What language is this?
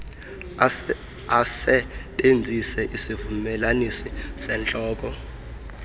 Xhosa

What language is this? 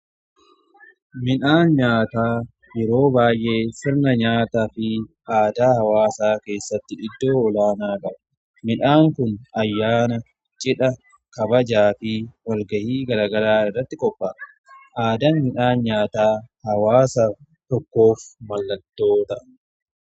Oromo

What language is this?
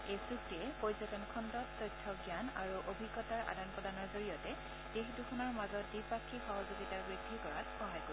Assamese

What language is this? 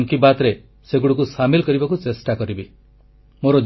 Odia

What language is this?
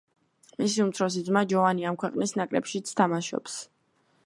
Georgian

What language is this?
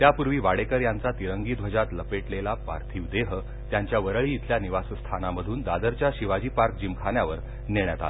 Marathi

